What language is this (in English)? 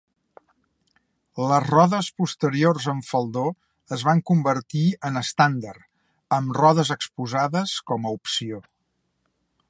Catalan